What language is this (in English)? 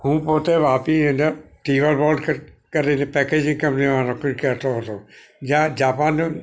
Gujarati